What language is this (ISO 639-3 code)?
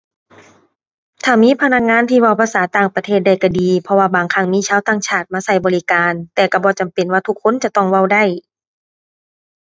tha